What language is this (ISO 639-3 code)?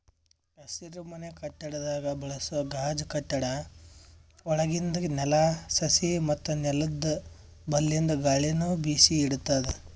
kan